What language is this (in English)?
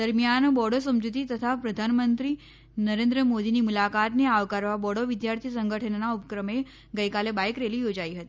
Gujarati